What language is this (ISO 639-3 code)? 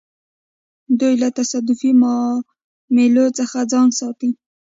pus